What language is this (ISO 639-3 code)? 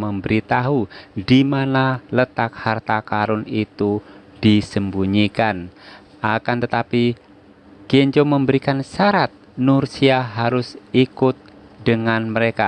ind